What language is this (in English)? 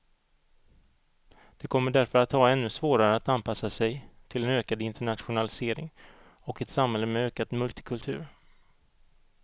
Swedish